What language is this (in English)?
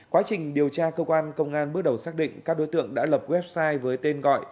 Vietnamese